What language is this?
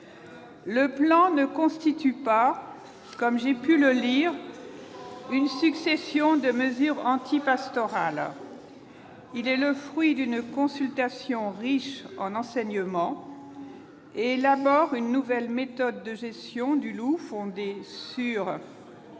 French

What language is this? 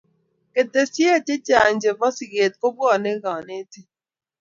Kalenjin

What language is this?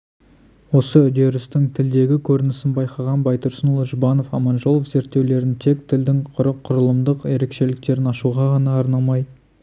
Kazakh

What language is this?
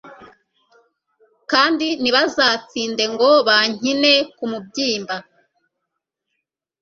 Kinyarwanda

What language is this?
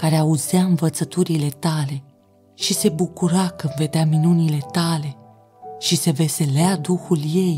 Romanian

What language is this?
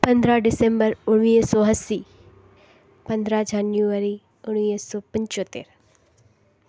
Sindhi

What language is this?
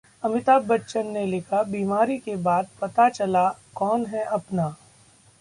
Hindi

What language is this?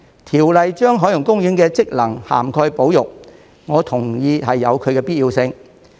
Cantonese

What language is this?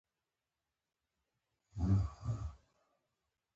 Pashto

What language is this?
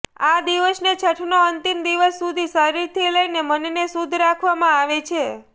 Gujarati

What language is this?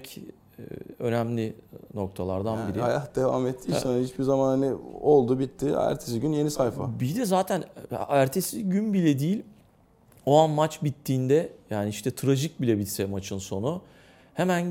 Turkish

